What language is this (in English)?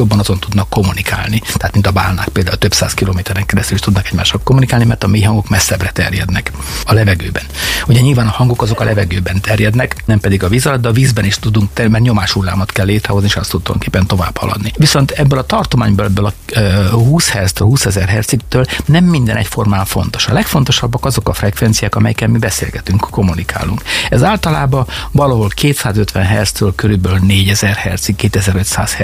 Hungarian